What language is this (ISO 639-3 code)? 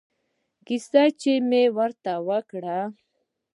pus